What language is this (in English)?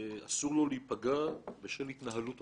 Hebrew